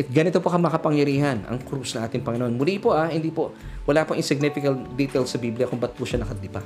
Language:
Filipino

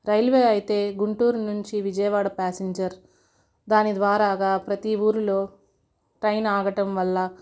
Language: Telugu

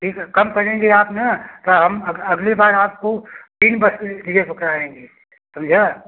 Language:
Hindi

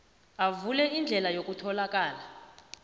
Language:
South Ndebele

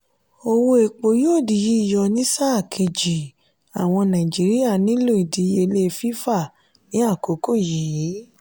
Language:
Yoruba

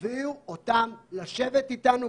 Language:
Hebrew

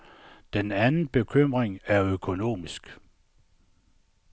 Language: Danish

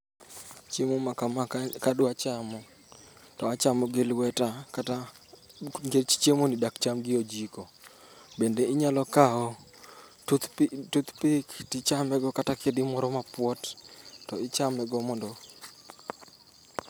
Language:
Luo (Kenya and Tanzania)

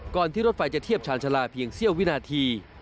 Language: Thai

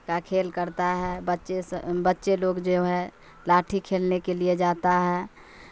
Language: Urdu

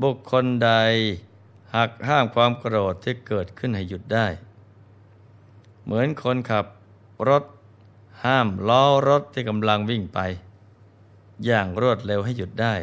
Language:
Thai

